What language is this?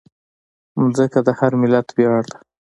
Pashto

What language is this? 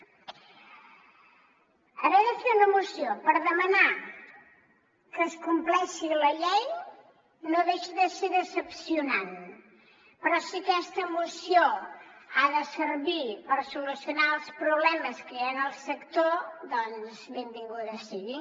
Catalan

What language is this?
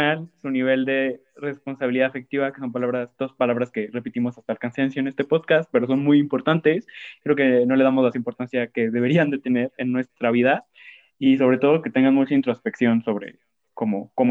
Spanish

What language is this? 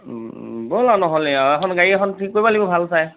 Assamese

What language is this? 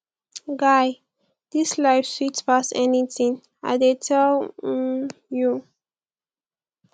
Nigerian Pidgin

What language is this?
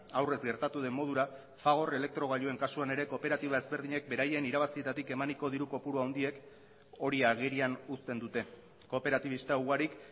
Basque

